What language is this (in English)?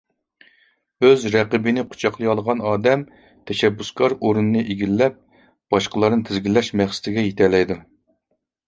Uyghur